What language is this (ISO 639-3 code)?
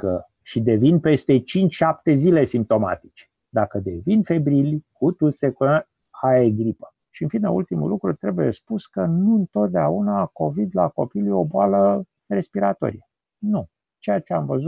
ron